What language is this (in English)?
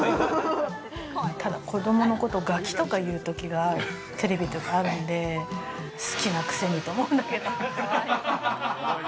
Japanese